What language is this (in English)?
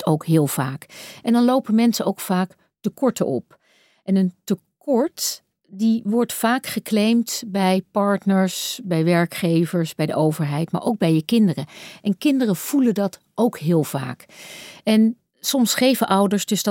Dutch